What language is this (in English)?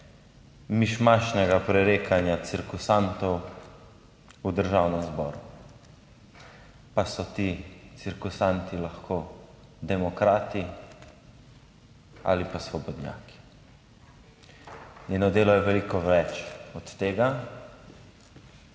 Slovenian